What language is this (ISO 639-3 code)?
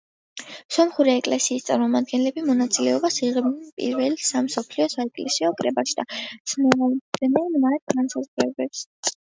kat